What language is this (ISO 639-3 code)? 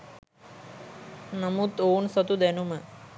sin